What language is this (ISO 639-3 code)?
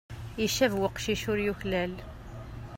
kab